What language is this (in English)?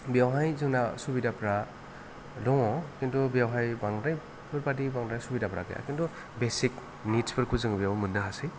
Bodo